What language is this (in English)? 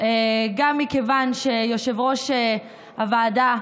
Hebrew